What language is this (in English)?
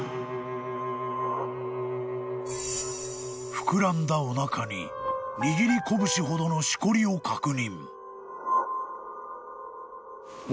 Japanese